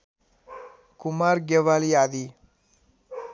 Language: Nepali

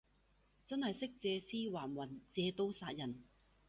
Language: Cantonese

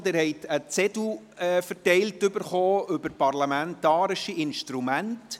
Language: Swiss German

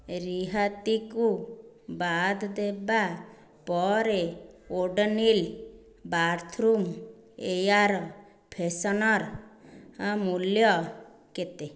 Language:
Odia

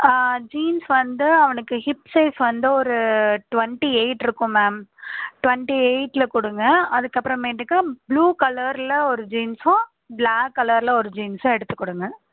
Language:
Tamil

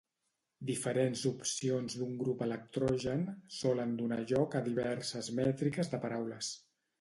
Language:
Catalan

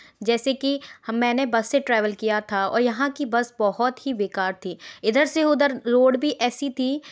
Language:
Hindi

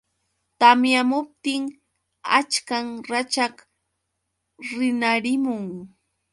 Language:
Yauyos Quechua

